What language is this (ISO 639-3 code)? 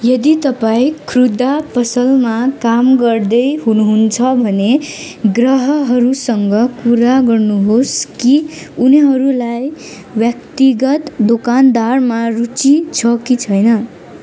nep